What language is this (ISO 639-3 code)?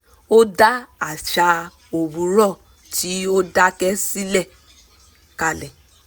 yor